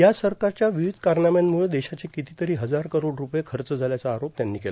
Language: Marathi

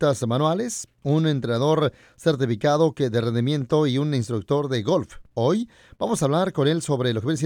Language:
Spanish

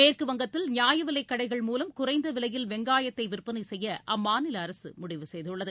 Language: Tamil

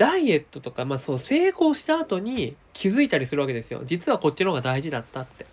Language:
Japanese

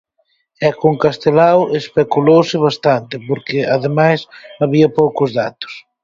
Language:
Galician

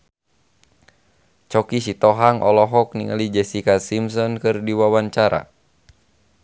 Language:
Sundanese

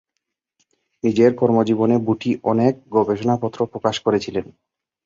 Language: Bangla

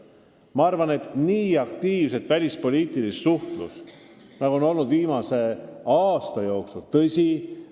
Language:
Estonian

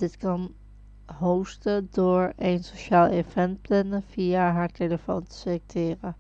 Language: Dutch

